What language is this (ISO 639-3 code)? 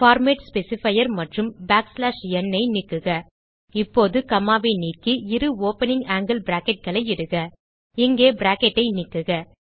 tam